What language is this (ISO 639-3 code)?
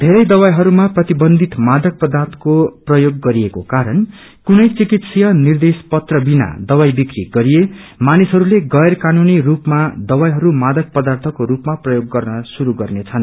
nep